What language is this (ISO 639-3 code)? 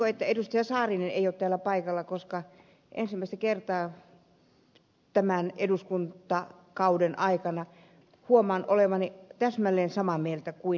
fin